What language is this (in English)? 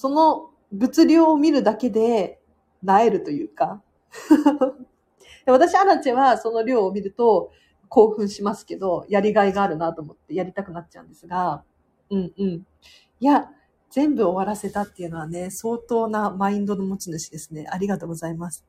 Japanese